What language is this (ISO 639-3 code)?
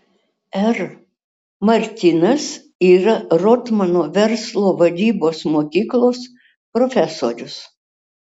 lit